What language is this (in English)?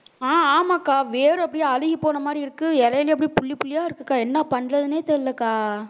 Tamil